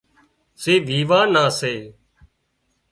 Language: Wadiyara Koli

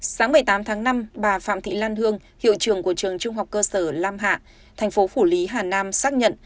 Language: Vietnamese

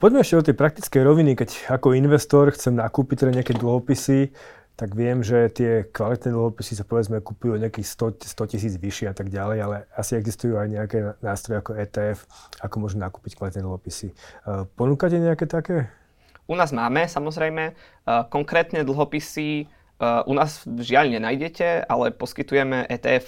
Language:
Slovak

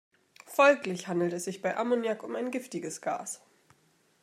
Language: German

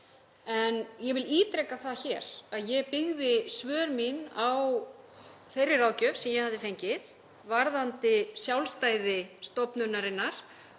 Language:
Icelandic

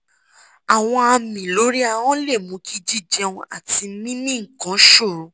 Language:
Yoruba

